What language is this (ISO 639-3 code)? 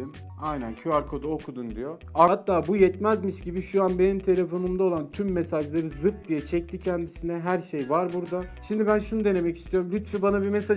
tur